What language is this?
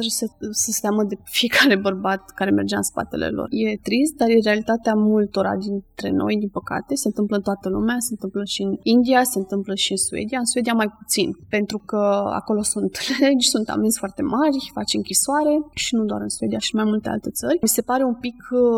Romanian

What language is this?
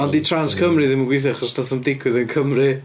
Welsh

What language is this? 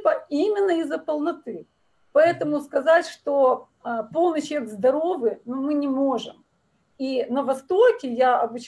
Russian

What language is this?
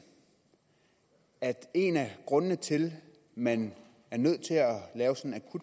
Danish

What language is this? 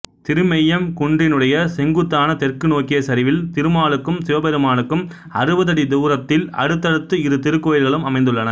Tamil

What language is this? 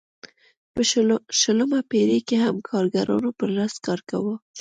Pashto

